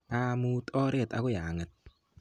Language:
Kalenjin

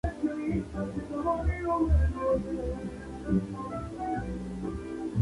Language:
Spanish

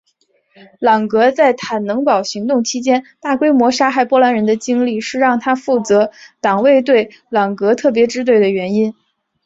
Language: Chinese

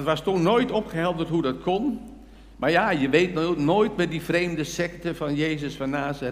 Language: Dutch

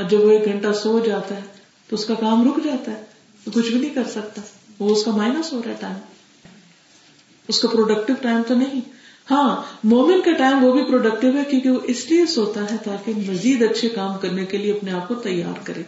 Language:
Urdu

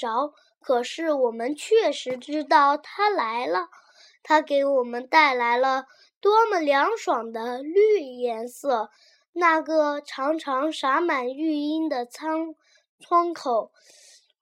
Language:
Chinese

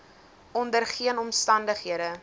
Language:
Afrikaans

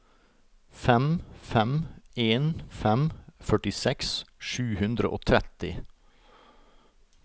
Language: Norwegian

